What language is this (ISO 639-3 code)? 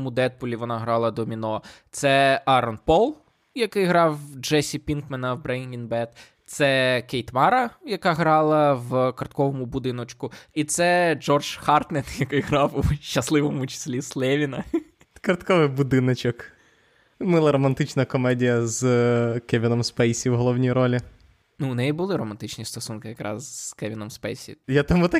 ukr